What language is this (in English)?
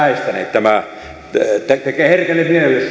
Finnish